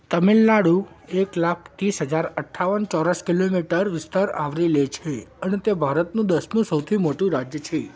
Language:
Gujarati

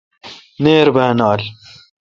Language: Kalkoti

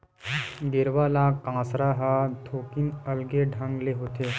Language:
Chhattisgarhi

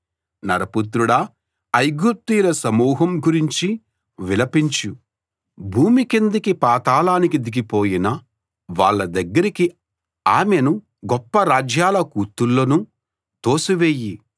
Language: Telugu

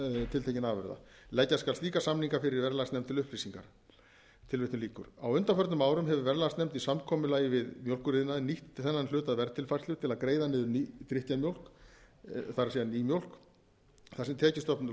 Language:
Icelandic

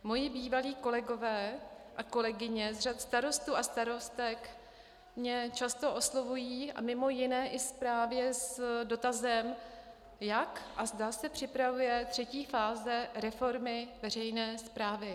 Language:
Czech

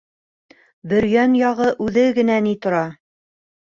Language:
Bashkir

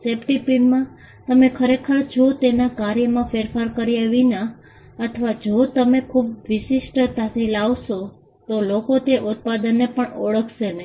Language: Gujarati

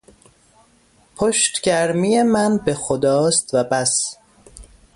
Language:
Persian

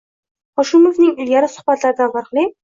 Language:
Uzbek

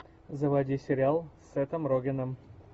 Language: Russian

